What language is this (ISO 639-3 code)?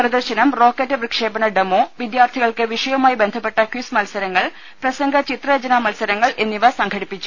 mal